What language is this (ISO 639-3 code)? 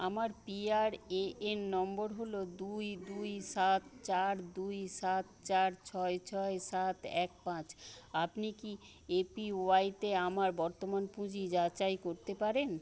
ben